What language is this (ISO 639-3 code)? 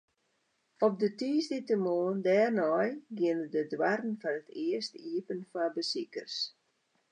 fry